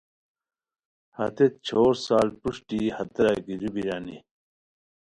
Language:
Khowar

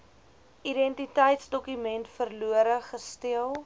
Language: Afrikaans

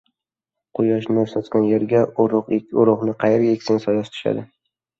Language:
Uzbek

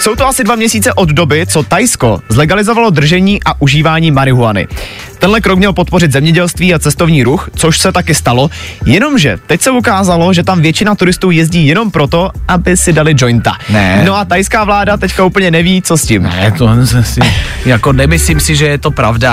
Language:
Czech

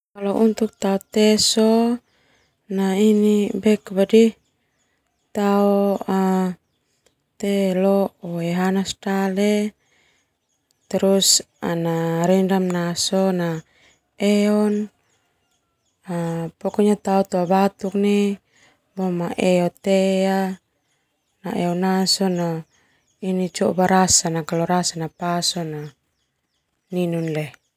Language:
Termanu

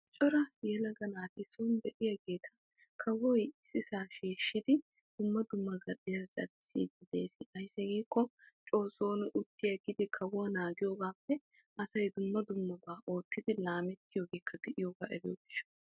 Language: Wolaytta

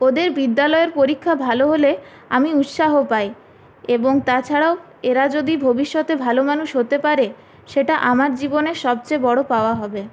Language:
Bangla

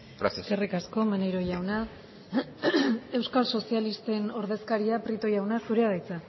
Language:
Basque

